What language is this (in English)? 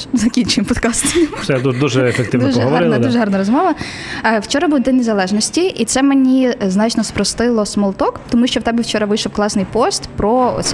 Ukrainian